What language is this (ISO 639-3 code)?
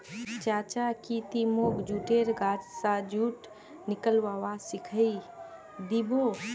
mag